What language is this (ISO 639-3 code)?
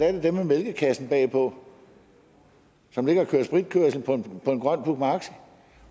dan